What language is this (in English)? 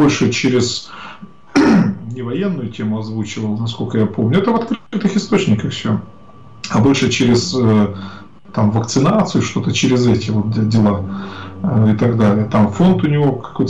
Russian